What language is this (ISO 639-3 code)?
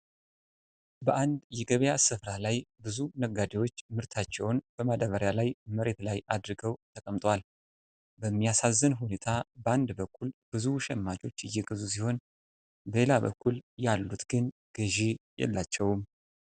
amh